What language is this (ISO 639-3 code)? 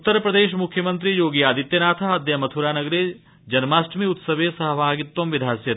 san